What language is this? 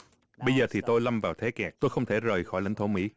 Vietnamese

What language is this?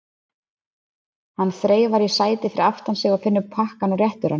Icelandic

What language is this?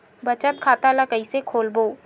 Chhattisgarhi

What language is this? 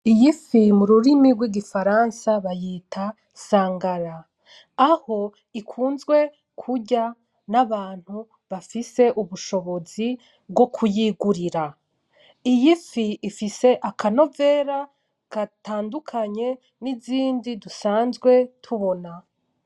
Rundi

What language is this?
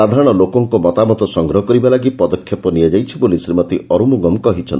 Odia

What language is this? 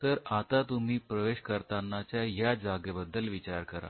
Marathi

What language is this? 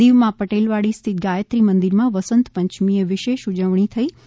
Gujarati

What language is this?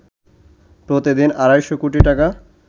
Bangla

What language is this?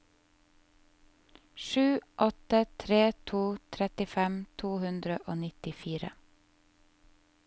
Norwegian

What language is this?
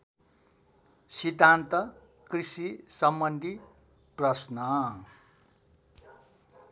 Nepali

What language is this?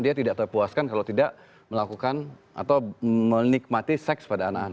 Indonesian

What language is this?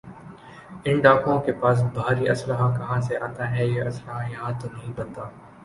Urdu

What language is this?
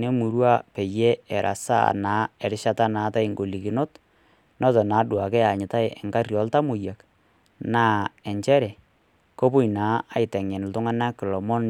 Masai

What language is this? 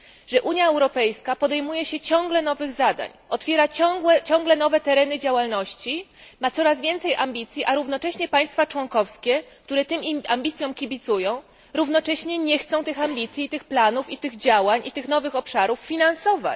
Polish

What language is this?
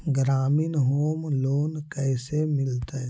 Magahi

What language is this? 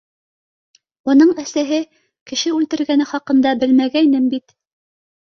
Bashkir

